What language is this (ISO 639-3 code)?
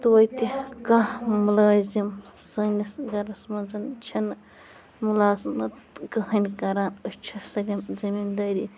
kas